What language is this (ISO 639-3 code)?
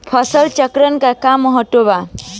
bho